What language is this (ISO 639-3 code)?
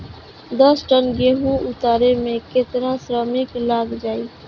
bho